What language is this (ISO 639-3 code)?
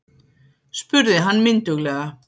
isl